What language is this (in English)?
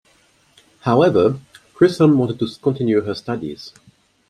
English